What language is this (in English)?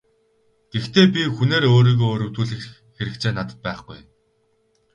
Mongolian